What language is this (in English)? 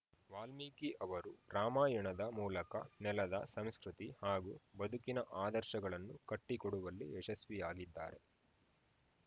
Kannada